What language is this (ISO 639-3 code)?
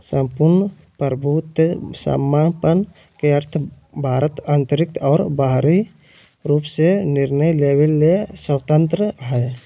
mag